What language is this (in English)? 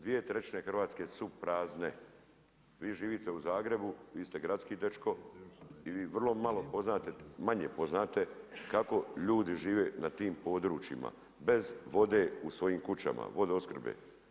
Croatian